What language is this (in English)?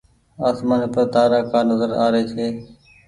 Goaria